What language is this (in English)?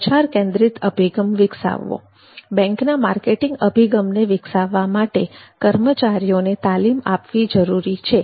Gujarati